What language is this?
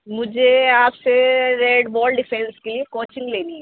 Urdu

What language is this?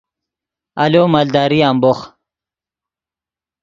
Yidgha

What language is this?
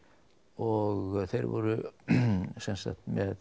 Icelandic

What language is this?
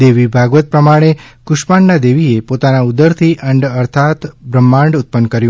Gujarati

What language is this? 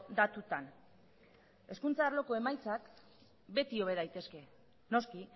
Basque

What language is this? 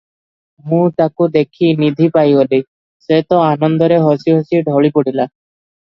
Odia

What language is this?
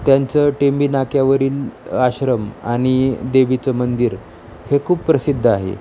Marathi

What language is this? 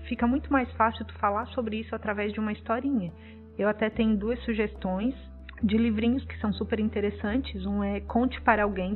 Portuguese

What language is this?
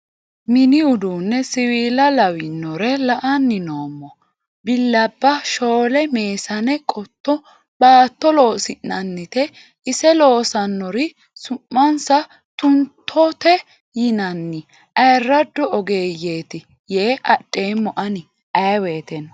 Sidamo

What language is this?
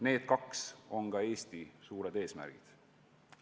Estonian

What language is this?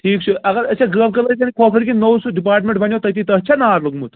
Kashmiri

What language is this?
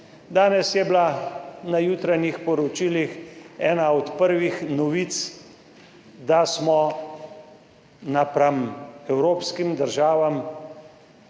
Slovenian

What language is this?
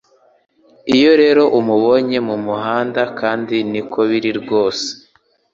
Kinyarwanda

